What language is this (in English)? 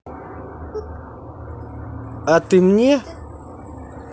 Russian